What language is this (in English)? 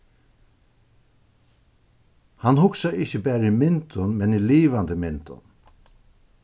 Faroese